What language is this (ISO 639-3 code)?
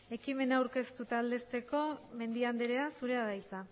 eus